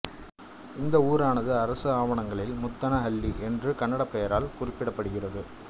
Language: Tamil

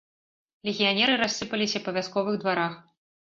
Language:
Belarusian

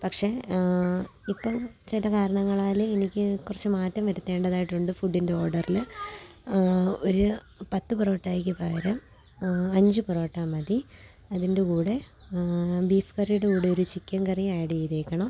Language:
Malayalam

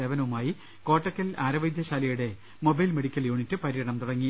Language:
Malayalam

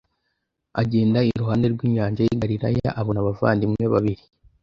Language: Kinyarwanda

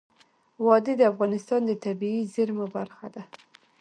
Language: Pashto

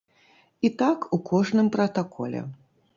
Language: Belarusian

